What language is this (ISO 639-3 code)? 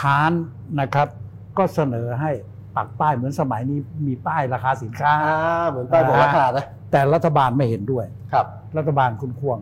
tha